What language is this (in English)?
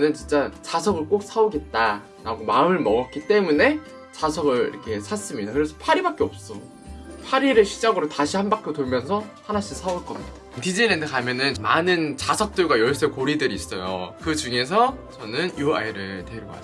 Korean